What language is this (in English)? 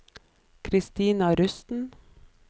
Norwegian